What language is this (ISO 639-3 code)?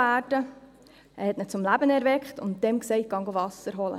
gsw